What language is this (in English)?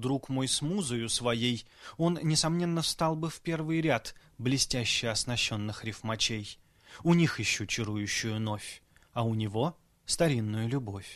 Russian